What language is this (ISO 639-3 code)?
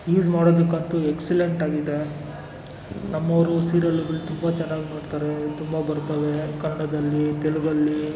kan